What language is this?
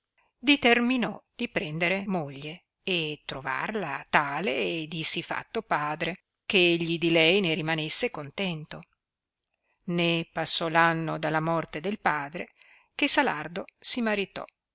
Italian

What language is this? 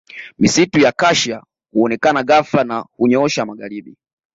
Swahili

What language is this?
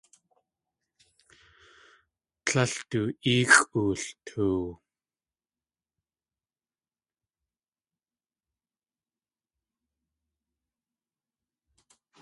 Tlingit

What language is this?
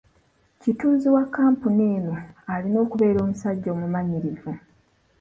Ganda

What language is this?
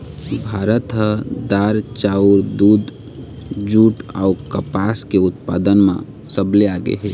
Chhattisgarhi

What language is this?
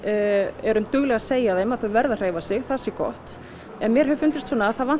Icelandic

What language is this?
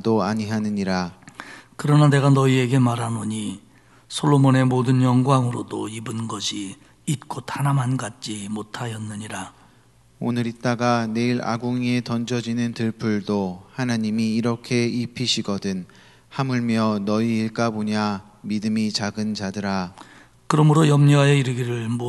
Korean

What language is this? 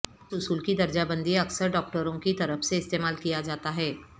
Urdu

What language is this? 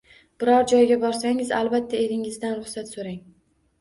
Uzbek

